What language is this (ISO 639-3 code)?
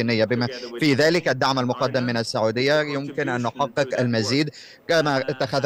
ara